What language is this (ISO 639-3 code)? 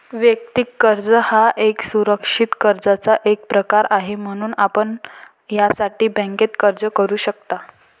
mar